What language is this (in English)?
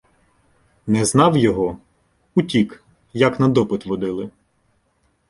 Ukrainian